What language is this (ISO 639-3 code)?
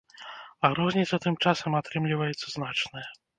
bel